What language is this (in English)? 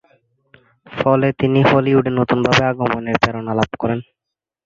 Bangla